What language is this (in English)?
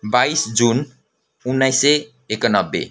Nepali